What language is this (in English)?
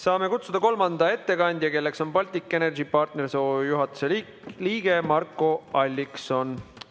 Estonian